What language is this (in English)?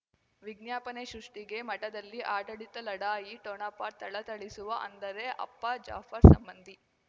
Kannada